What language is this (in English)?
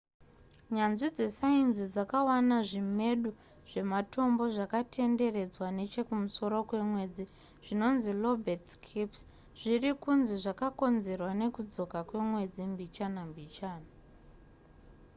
Shona